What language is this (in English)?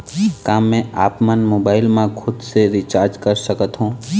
Chhattisgarhi